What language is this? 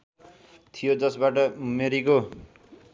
Nepali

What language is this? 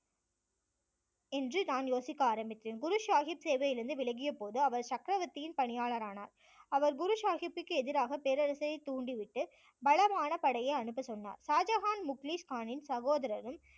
Tamil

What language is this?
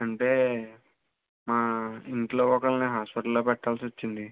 Telugu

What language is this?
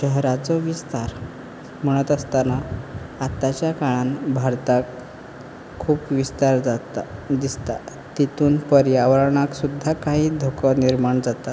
Konkani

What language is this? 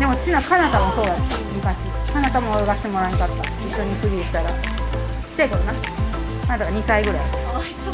Japanese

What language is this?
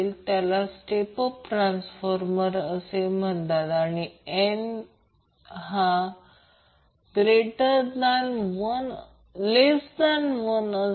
Marathi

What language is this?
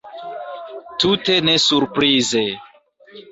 Esperanto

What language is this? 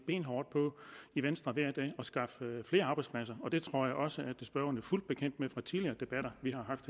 Danish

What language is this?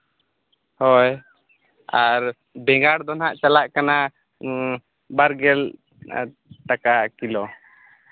Santali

